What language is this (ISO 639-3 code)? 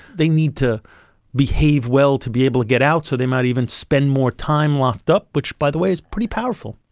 eng